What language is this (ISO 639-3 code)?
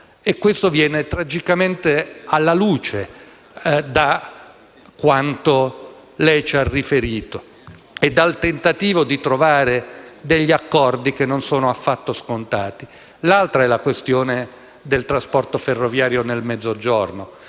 ita